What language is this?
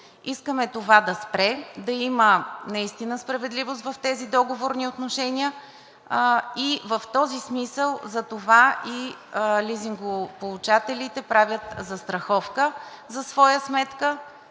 Bulgarian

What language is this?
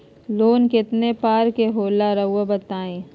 Magahi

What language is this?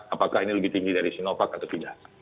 Indonesian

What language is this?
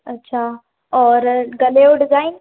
Sindhi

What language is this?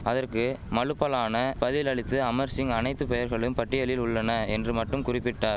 Tamil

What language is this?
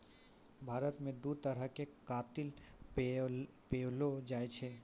Maithili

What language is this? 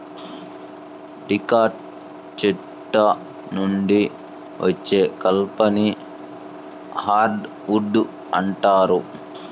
Telugu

